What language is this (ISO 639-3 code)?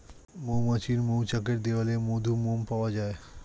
ben